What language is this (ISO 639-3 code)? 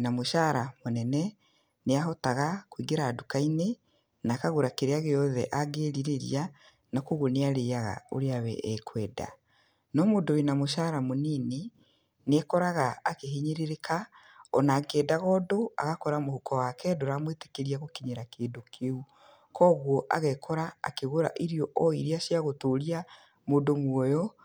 kik